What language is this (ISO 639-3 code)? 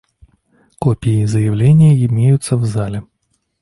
rus